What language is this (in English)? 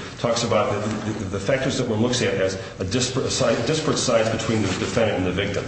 English